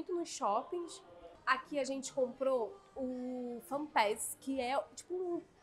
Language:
Portuguese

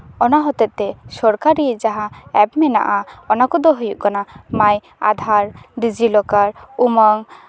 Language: Santali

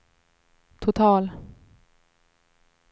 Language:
Swedish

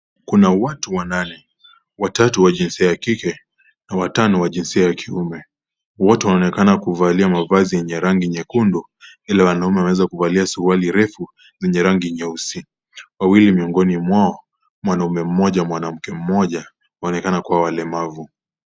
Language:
Swahili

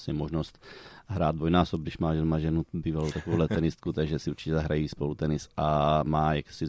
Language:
Czech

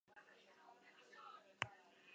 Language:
Basque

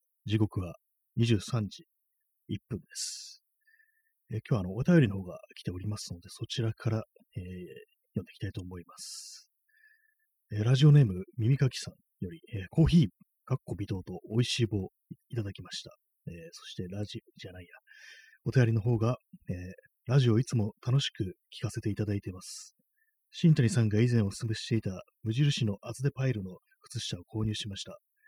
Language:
Japanese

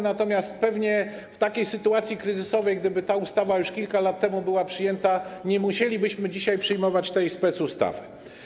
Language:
Polish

